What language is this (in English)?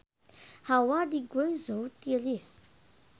Sundanese